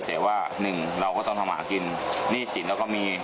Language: Thai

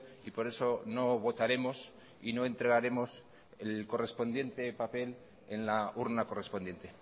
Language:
Spanish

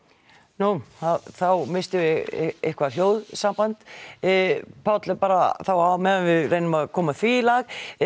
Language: Icelandic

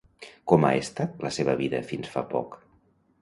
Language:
Catalan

